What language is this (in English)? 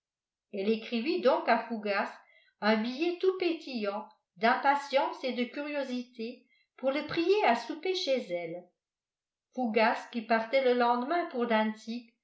French